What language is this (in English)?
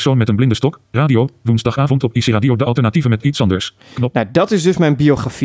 Dutch